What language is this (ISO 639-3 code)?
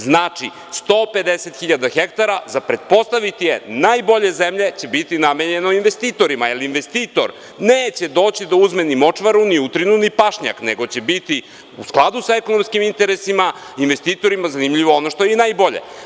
srp